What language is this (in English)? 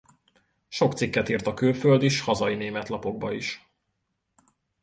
Hungarian